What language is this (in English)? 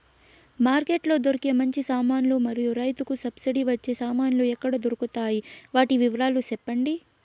Telugu